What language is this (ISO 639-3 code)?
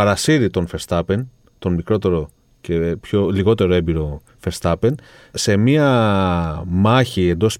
ell